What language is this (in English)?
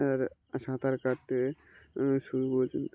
Bangla